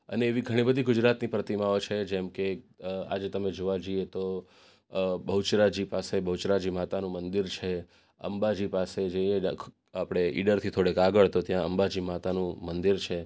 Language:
Gujarati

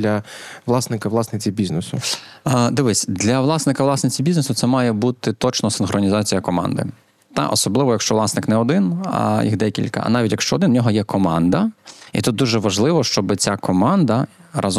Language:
Ukrainian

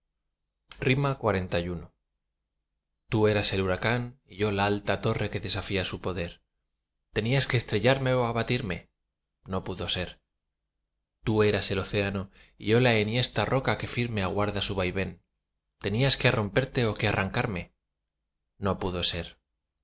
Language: Spanish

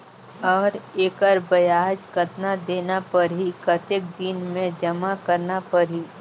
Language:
Chhattisgarhi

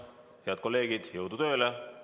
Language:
Estonian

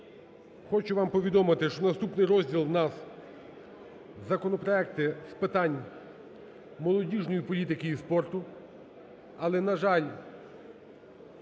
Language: Ukrainian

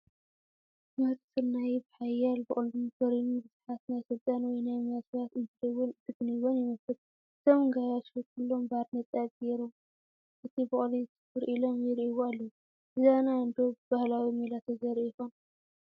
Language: Tigrinya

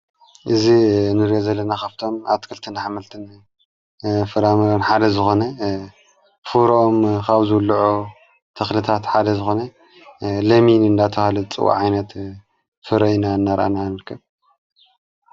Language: Tigrinya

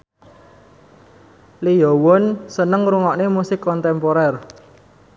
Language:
Javanese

